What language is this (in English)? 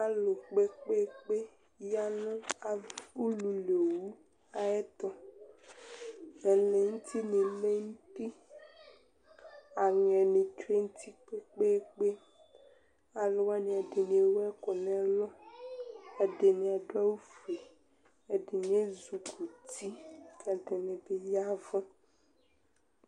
Ikposo